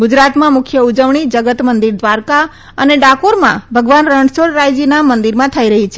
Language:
Gujarati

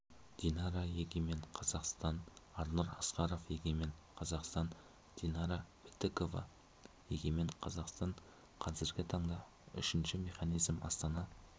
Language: Kazakh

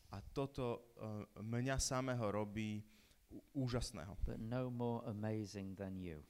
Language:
Slovak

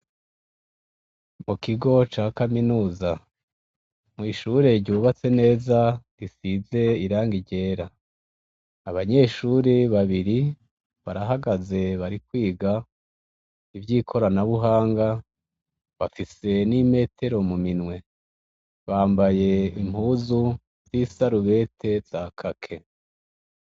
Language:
Rundi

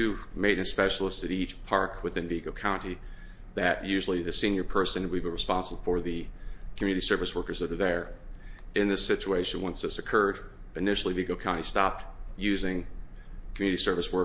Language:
English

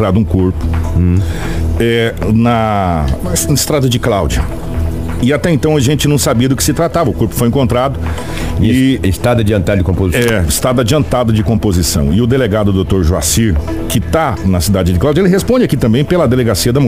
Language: Portuguese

